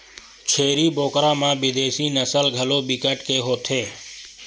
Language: Chhattisgarhi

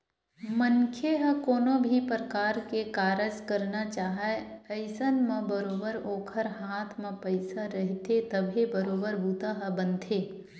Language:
Chhattisgarhi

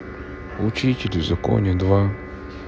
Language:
Russian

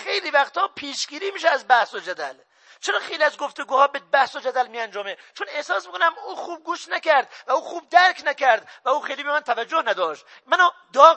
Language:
Persian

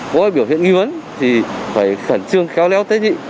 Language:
Vietnamese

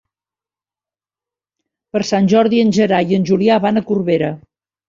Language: Catalan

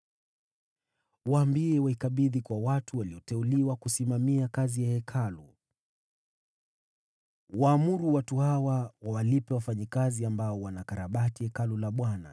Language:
Swahili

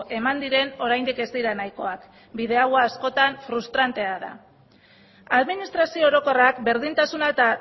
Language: Basque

